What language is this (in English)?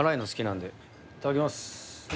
Japanese